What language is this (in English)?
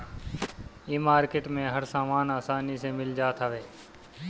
Bhojpuri